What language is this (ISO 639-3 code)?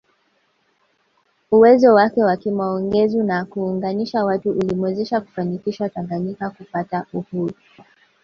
swa